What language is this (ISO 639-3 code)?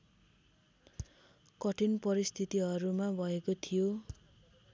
nep